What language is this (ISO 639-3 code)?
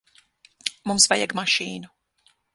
lav